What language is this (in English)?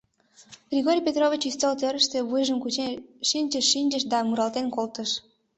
Mari